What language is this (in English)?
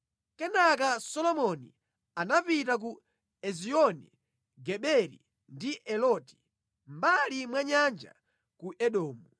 Nyanja